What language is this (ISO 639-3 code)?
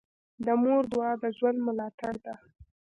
pus